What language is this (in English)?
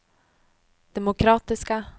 Swedish